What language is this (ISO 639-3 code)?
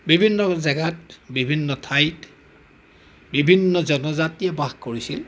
asm